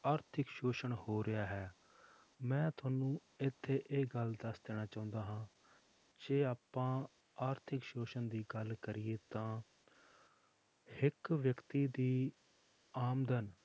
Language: Punjabi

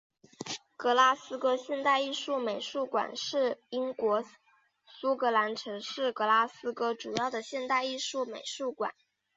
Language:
Chinese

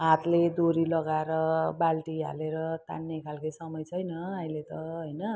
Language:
Nepali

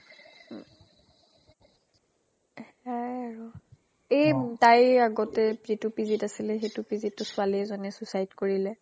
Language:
Assamese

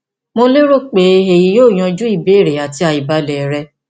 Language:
Yoruba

